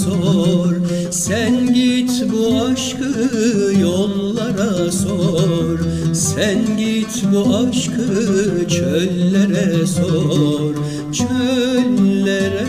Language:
Turkish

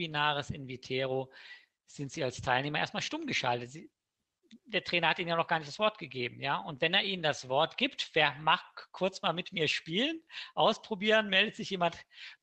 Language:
German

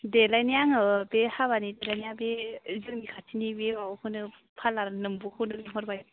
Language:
Bodo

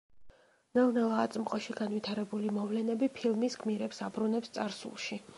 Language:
Georgian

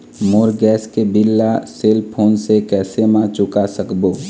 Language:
Chhattisgarhi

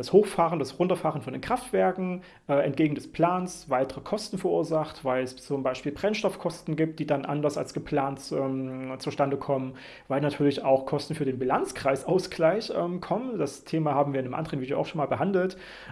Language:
German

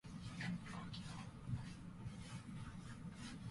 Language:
Japanese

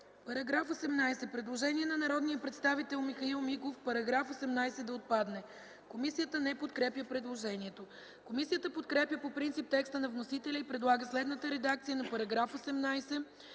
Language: Bulgarian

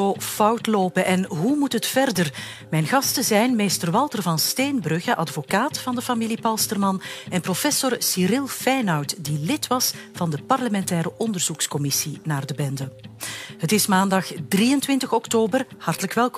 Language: Dutch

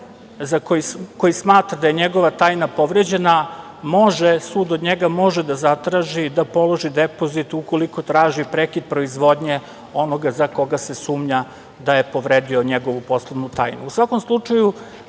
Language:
Serbian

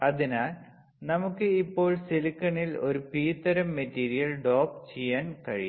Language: Malayalam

